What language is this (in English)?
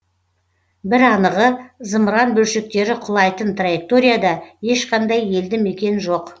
Kazakh